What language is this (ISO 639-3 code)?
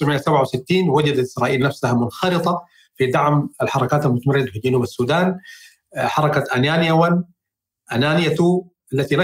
ara